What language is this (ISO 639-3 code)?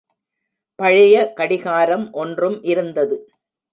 tam